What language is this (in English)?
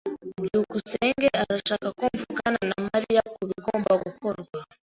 Kinyarwanda